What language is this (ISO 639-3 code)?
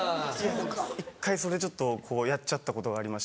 jpn